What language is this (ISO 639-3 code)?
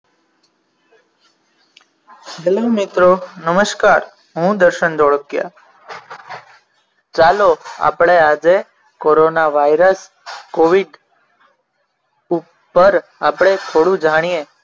guj